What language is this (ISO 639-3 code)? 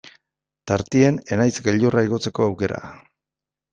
eus